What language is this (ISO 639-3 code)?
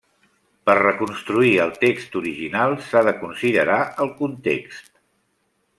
cat